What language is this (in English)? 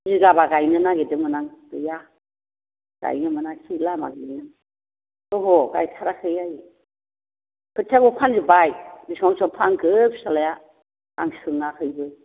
Bodo